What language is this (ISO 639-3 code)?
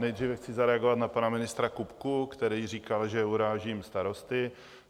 ces